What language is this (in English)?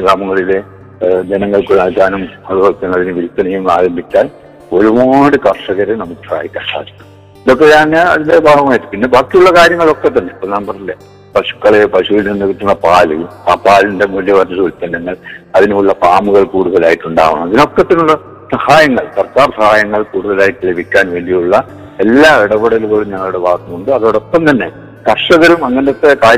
Malayalam